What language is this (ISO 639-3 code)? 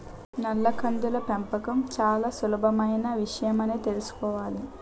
tel